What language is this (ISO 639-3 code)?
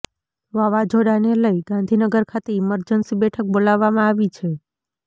guj